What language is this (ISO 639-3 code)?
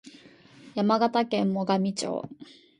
jpn